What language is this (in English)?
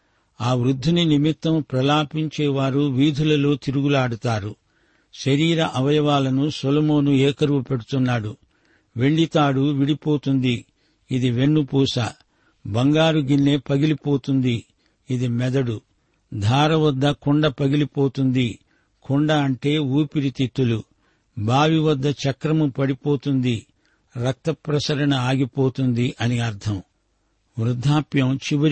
Telugu